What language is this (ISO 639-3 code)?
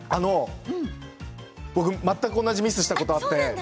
jpn